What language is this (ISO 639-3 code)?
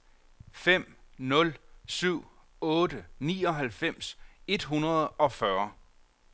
dan